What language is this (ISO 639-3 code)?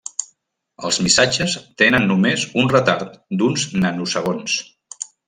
cat